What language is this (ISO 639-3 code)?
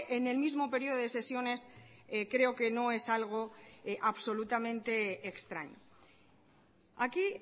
spa